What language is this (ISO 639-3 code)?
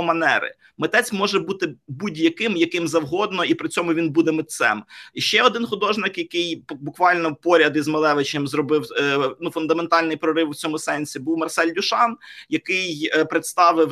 ukr